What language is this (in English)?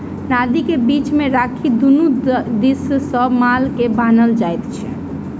Maithili